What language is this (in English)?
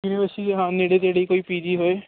Punjabi